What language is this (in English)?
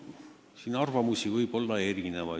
Estonian